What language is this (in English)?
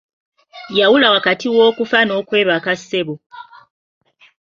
Ganda